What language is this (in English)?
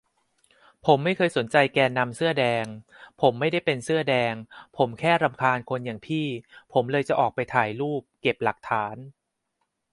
Thai